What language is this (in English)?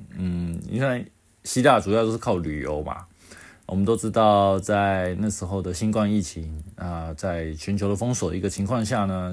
Chinese